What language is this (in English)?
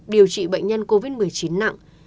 Vietnamese